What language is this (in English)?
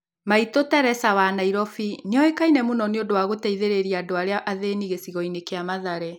Kikuyu